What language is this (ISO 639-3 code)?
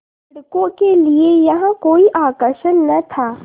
hin